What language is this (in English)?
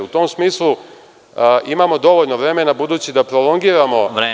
Serbian